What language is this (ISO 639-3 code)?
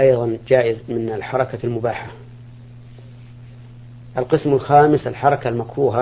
ara